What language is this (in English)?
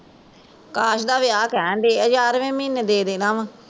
Punjabi